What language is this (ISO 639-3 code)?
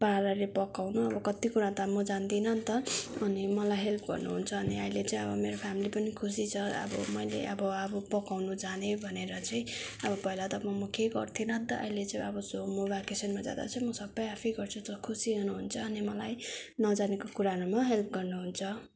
nep